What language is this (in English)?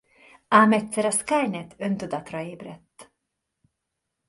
Hungarian